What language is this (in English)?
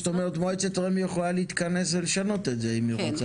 Hebrew